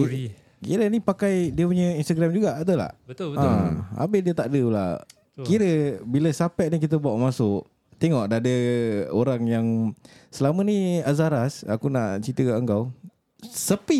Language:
Malay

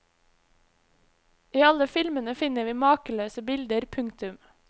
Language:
Norwegian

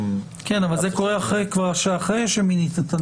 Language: Hebrew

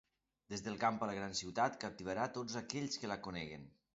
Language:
Catalan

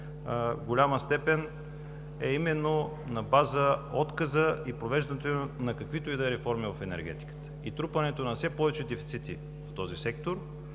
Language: Bulgarian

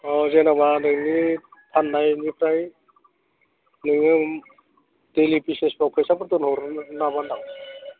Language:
Bodo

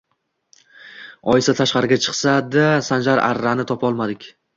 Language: Uzbek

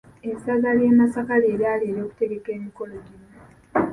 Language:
Ganda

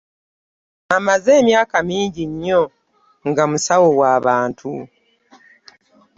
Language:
Ganda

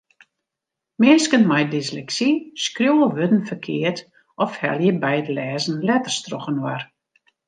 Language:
Western Frisian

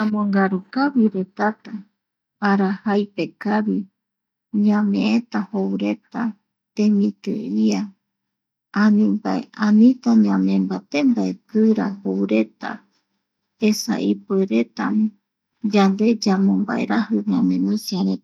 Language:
Eastern Bolivian Guaraní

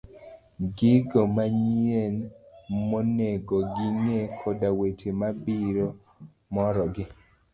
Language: Luo (Kenya and Tanzania)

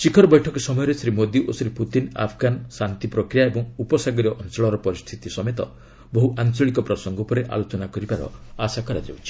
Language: Odia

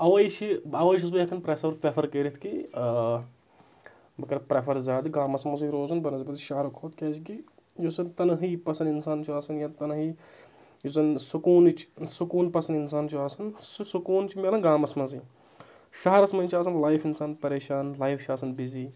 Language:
Kashmiri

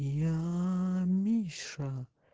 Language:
Russian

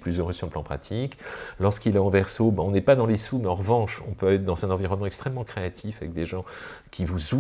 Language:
French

